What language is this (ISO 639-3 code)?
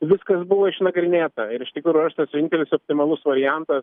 lit